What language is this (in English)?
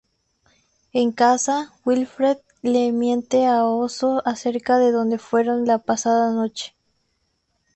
Spanish